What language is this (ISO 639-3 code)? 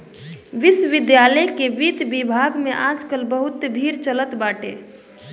bho